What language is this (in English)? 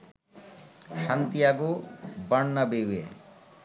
Bangla